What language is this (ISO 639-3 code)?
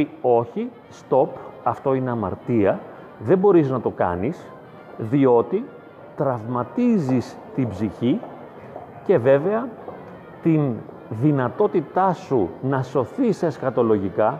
ell